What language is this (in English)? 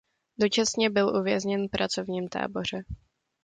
Czech